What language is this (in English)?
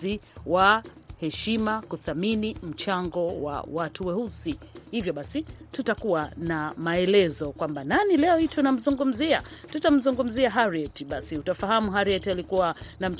Swahili